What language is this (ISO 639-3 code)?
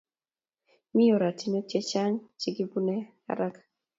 kln